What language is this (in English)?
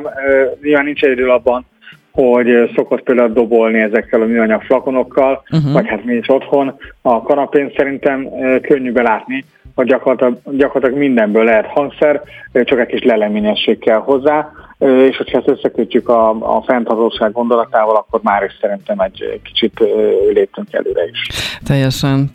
Hungarian